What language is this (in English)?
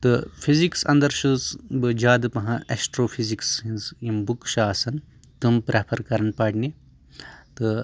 Kashmiri